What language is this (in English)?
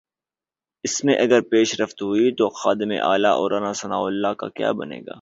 Urdu